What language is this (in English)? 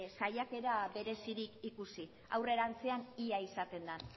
Basque